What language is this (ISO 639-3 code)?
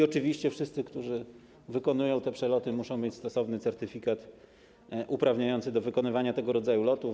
pol